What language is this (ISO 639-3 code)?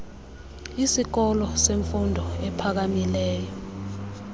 xho